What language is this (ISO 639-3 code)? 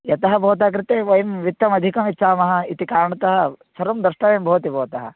san